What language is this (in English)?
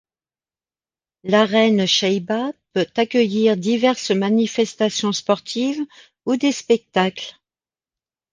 French